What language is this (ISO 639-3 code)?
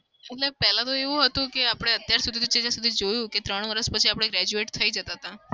guj